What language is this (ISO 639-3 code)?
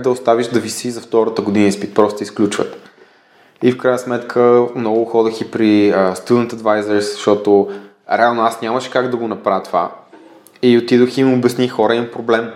bul